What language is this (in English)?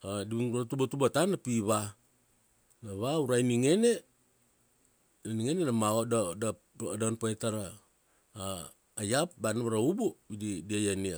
Kuanua